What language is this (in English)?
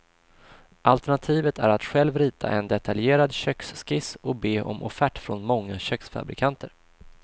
Swedish